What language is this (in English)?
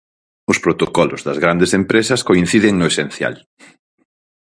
Galician